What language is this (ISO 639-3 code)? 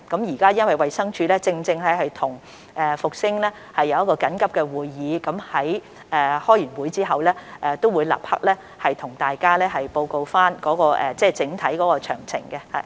yue